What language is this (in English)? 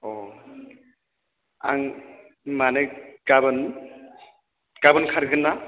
Bodo